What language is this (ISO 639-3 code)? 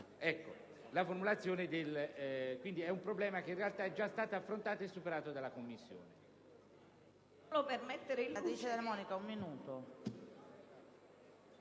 ita